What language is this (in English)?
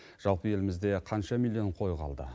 Kazakh